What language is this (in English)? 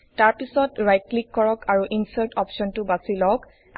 Assamese